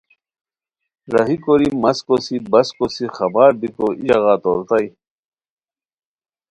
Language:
Khowar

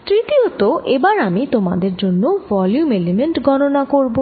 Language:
Bangla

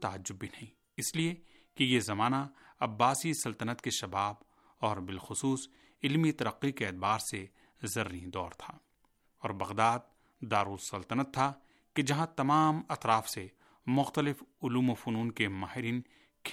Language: Urdu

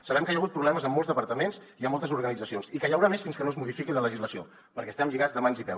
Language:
Catalan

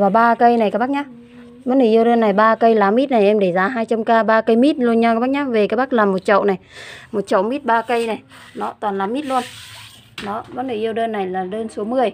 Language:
Vietnamese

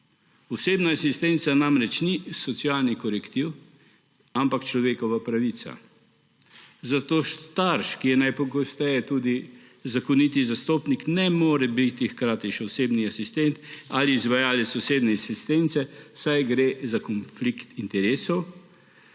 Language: Slovenian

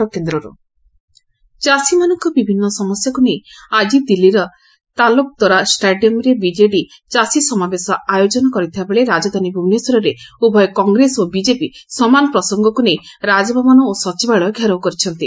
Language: Odia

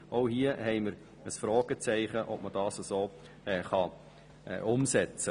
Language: Swiss German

